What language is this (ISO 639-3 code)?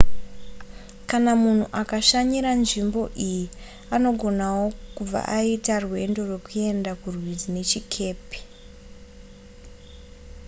sna